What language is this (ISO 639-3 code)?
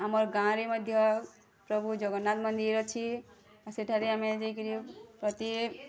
ori